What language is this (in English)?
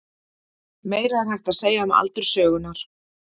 Icelandic